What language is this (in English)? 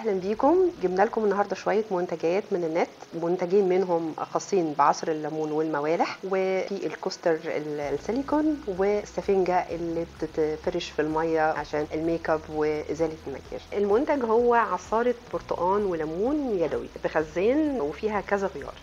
Arabic